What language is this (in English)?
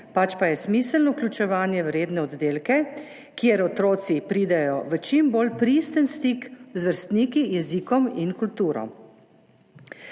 Slovenian